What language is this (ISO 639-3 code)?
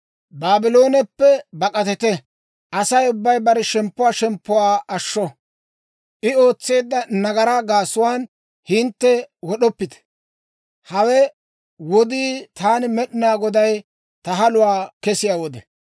dwr